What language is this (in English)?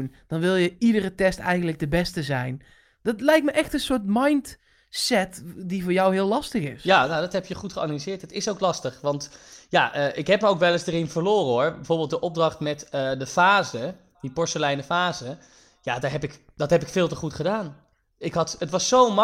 Dutch